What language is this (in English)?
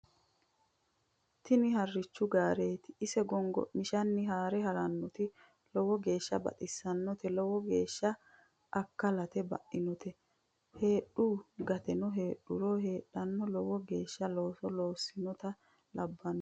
Sidamo